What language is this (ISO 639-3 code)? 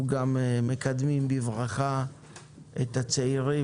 heb